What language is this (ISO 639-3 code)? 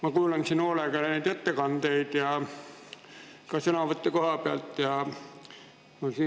est